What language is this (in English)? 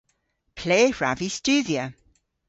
Cornish